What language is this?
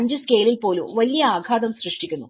Malayalam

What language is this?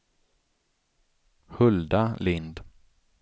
Swedish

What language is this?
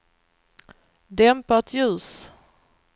Swedish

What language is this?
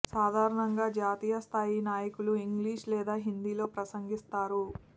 Telugu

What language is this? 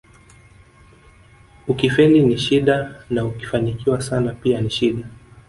Swahili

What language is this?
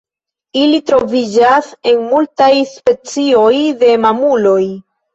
Esperanto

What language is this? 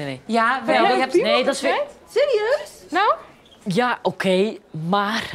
Dutch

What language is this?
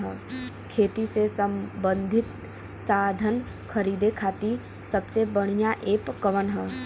Bhojpuri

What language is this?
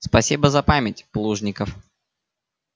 Russian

